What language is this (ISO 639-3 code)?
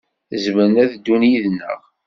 kab